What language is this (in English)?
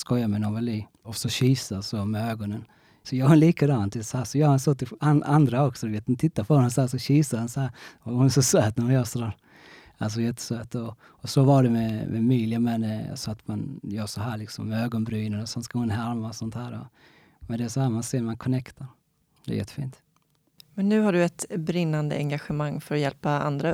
Swedish